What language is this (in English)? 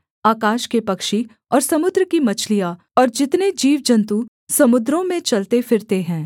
Hindi